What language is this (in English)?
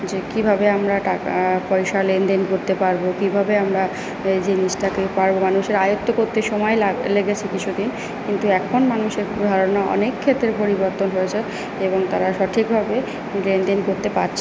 Bangla